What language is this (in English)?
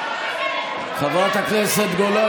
Hebrew